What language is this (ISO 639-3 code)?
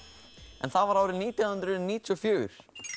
isl